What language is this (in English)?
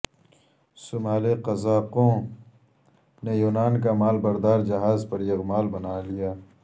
Urdu